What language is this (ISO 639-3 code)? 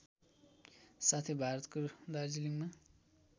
nep